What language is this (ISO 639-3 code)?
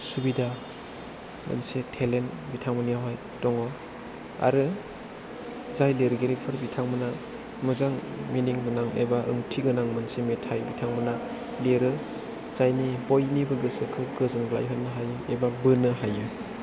brx